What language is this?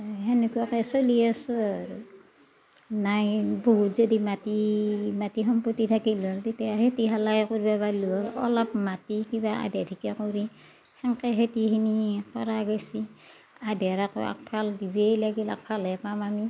Assamese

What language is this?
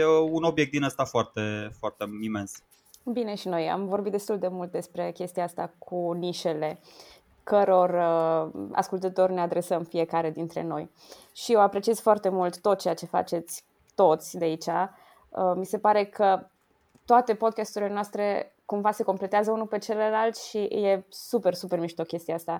Romanian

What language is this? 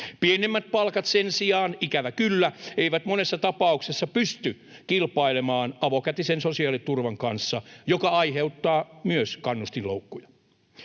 Finnish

